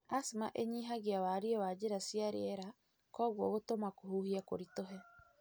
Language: Kikuyu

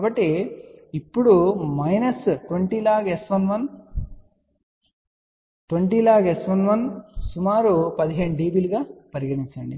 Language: Telugu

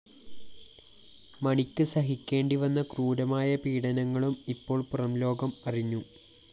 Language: Malayalam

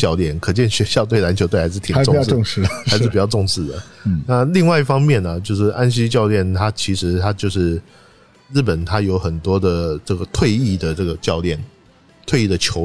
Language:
Chinese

